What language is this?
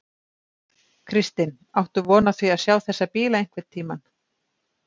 Icelandic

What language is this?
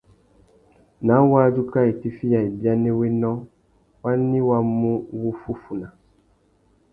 Tuki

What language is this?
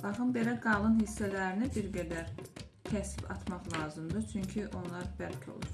Turkish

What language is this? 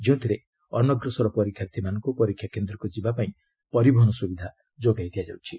Odia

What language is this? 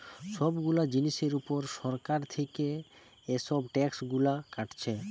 Bangla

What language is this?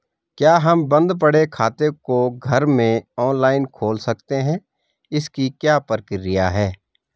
Hindi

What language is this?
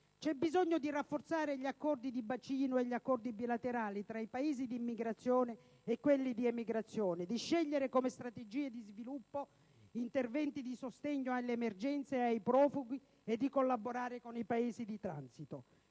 Italian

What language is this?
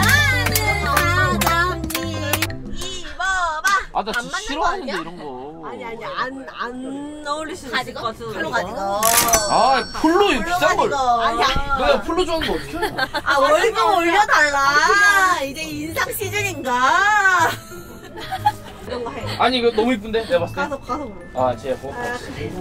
Korean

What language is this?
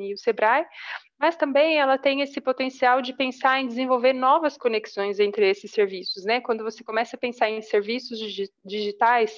Portuguese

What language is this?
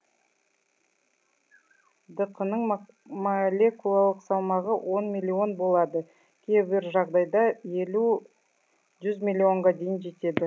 Kazakh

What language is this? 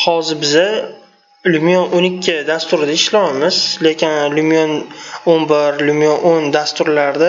Turkish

